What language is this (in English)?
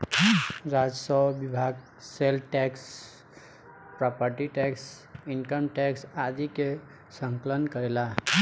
Bhojpuri